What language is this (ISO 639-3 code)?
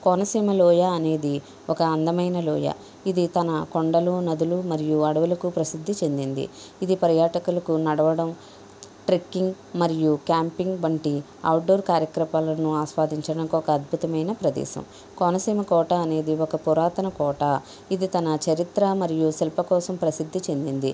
tel